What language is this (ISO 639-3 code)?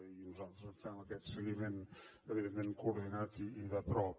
cat